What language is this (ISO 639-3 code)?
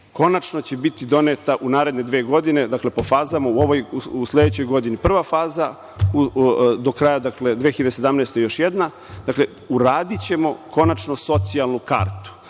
srp